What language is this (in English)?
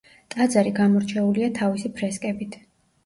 Georgian